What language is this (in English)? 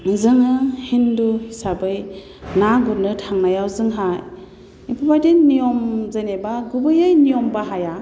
Bodo